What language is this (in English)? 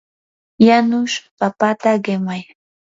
Yanahuanca Pasco Quechua